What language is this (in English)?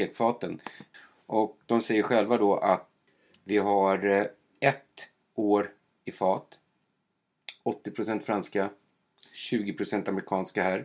Swedish